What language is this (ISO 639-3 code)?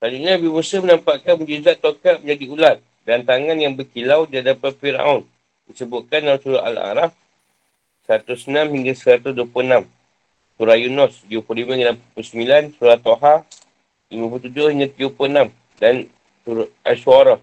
msa